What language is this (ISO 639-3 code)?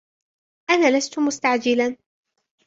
ara